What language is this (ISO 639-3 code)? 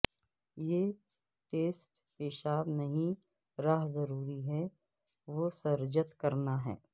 urd